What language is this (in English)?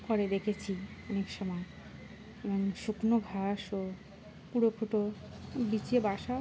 Bangla